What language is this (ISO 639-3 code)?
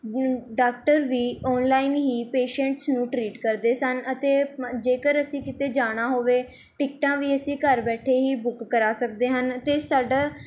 pan